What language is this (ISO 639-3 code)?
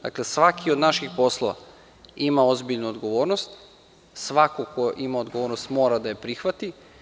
srp